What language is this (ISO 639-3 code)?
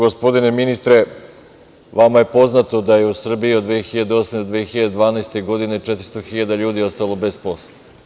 srp